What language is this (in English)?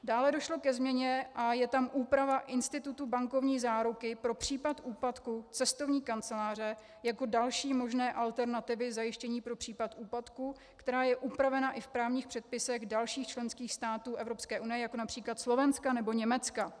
Czech